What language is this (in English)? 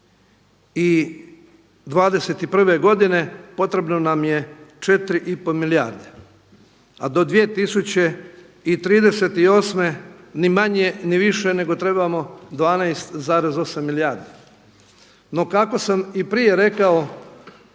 Croatian